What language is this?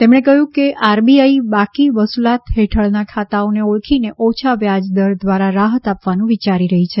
Gujarati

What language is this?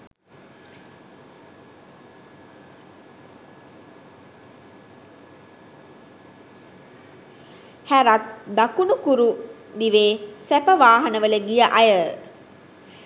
Sinhala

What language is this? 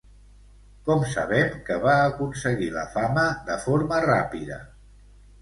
Catalan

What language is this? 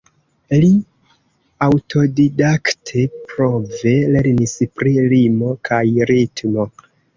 Esperanto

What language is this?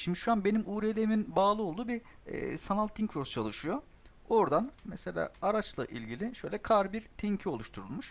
Turkish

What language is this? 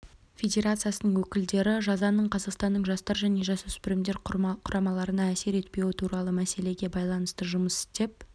Kazakh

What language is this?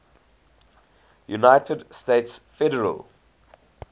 English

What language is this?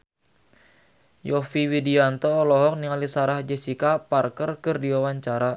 Sundanese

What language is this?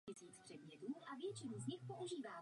Czech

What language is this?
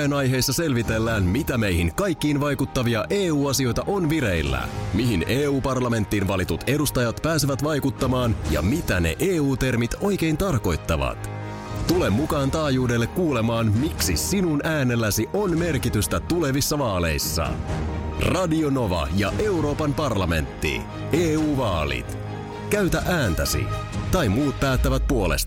Finnish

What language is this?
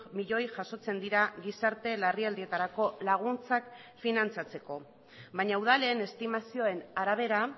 Basque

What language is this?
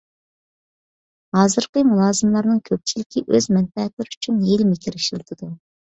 Uyghur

